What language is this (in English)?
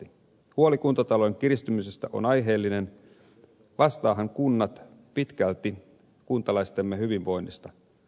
Finnish